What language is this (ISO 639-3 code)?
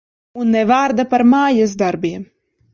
lav